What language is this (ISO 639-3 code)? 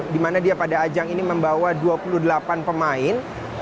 ind